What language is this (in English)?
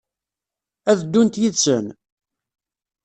Kabyle